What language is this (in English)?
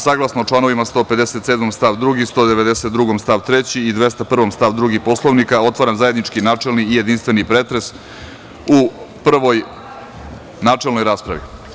Serbian